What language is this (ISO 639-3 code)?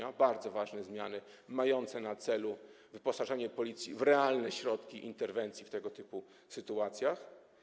pol